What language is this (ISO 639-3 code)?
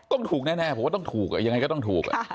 tha